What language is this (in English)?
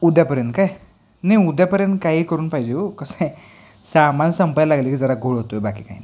Marathi